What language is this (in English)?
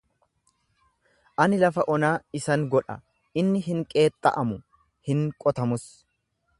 Oromo